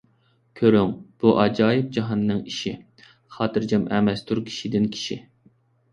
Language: Uyghur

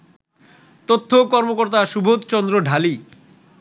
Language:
Bangla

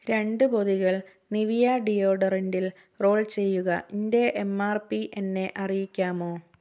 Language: Malayalam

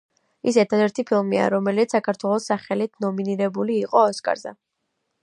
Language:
Georgian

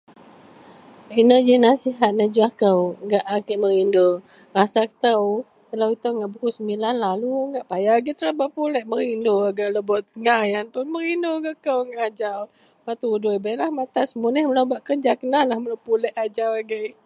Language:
Central Melanau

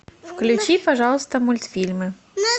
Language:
Russian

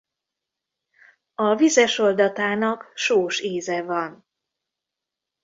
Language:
Hungarian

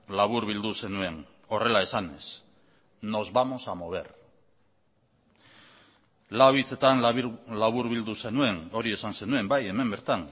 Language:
Basque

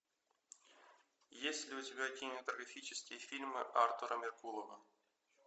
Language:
Russian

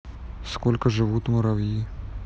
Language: Russian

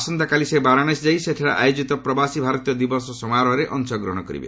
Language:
Odia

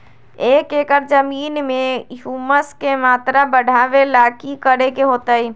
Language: Magahi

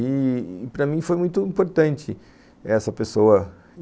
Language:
Portuguese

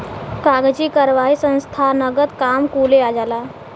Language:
Bhojpuri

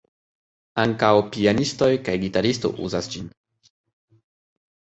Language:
Esperanto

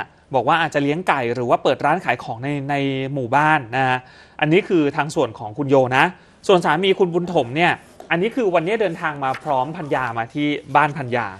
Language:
Thai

